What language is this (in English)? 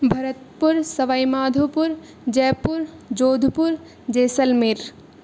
Sanskrit